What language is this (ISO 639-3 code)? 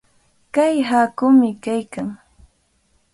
qvl